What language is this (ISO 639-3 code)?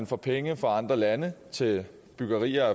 dan